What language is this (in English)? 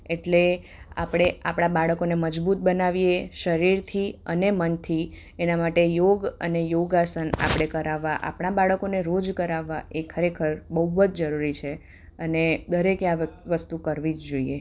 Gujarati